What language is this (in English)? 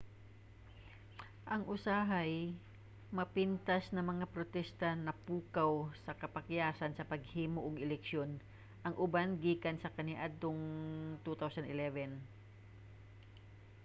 Cebuano